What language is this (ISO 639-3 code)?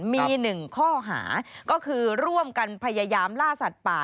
tha